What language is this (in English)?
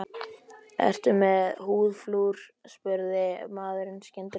Icelandic